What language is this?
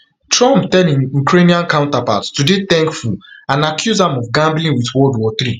Nigerian Pidgin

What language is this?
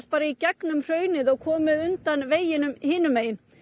Icelandic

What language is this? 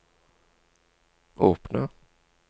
Norwegian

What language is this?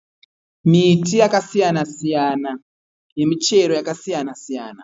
Shona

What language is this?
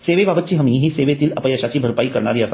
Marathi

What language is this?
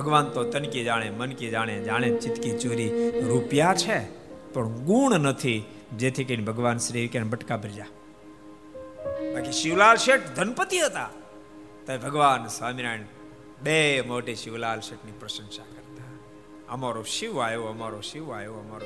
Gujarati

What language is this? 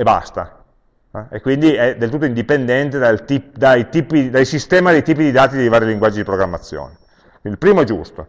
Italian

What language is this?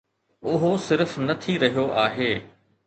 Sindhi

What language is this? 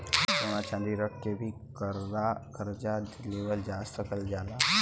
Bhojpuri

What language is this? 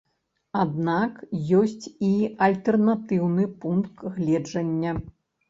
Belarusian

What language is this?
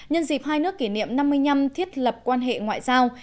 Vietnamese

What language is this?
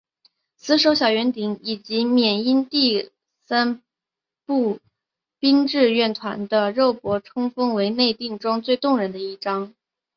Chinese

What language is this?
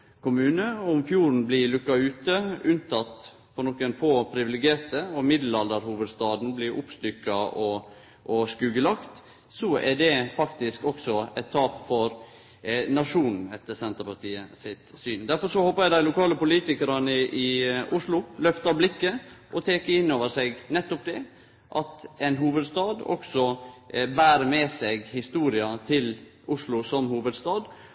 Norwegian Nynorsk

